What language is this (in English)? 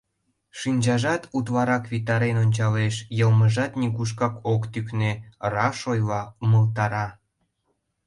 Mari